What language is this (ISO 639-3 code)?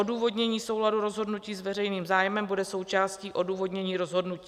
ces